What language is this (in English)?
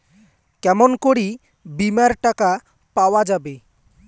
Bangla